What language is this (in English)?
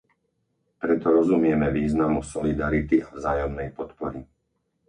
Slovak